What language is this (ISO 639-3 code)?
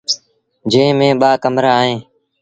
sbn